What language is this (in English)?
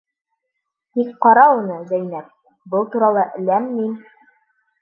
Bashkir